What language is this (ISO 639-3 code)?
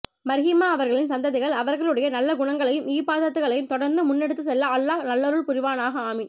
tam